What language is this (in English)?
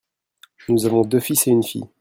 French